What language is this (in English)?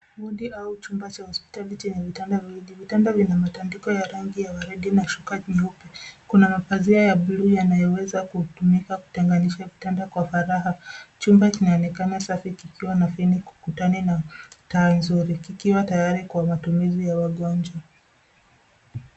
Swahili